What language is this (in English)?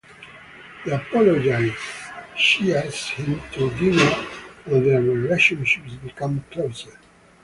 English